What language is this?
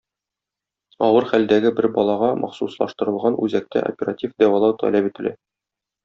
Tatar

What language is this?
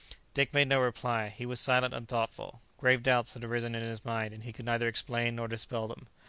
English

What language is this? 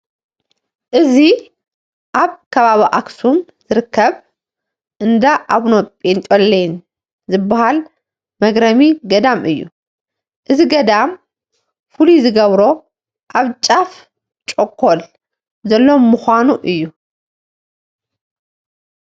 Tigrinya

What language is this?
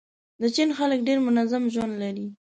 Pashto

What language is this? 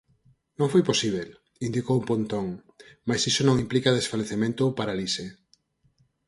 Galician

